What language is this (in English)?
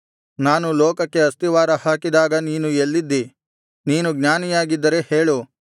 Kannada